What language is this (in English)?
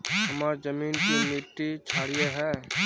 Magahi